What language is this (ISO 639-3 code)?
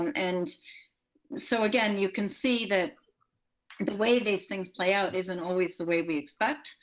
eng